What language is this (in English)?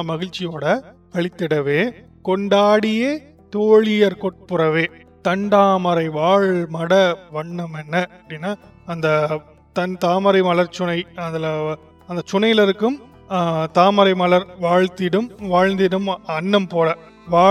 Tamil